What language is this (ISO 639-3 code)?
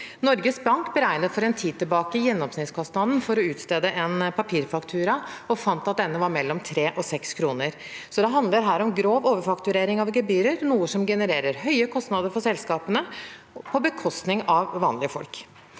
nor